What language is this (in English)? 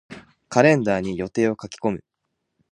Japanese